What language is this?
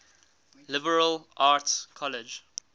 English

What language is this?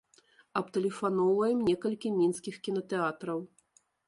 Belarusian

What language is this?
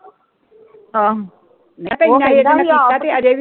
Punjabi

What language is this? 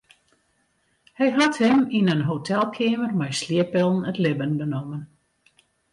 Western Frisian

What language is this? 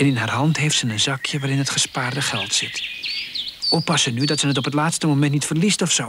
Dutch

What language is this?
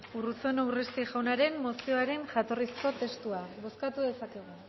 Basque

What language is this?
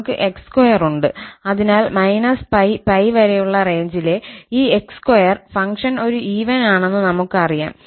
Malayalam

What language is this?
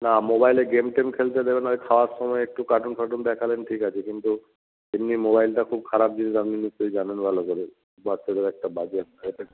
Bangla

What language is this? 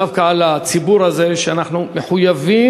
Hebrew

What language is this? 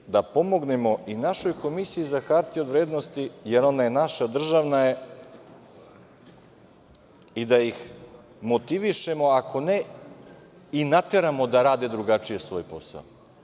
Serbian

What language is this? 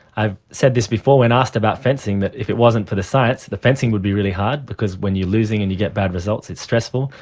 English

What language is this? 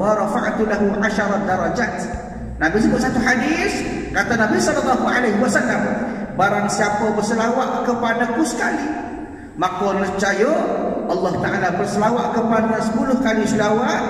Malay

